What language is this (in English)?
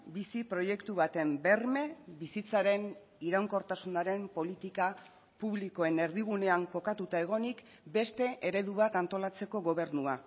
Basque